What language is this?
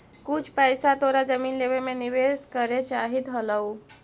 Magahi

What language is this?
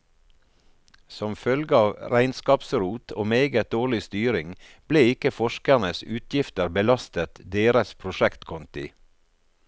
Norwegian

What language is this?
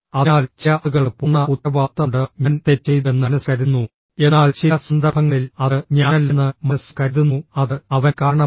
Malayalam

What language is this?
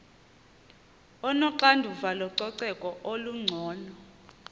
Xhosa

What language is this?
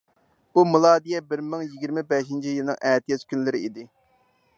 Uyghur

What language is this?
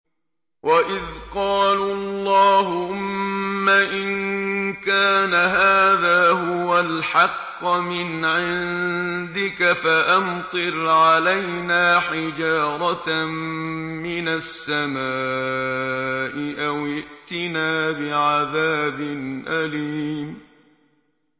Arabic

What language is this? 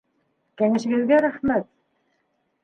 Bashkir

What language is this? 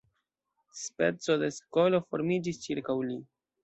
Esperanto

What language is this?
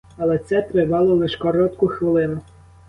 Ukrainian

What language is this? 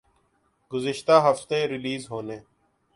Urdu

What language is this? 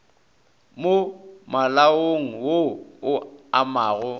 Northern Sotho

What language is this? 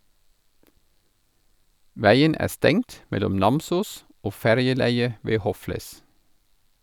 Norwegian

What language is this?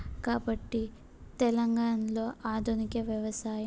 Telugu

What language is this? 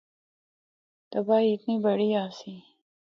Northern Hindko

